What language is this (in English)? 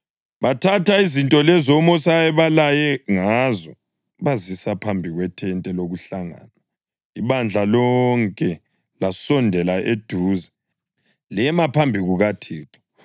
North Ndebele